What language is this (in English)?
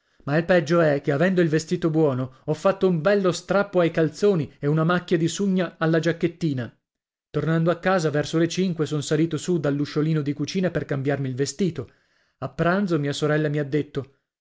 Italian